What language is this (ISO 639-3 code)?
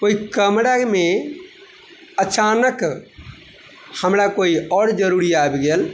mai